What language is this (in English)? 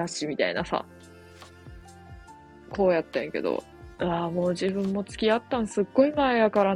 Japanese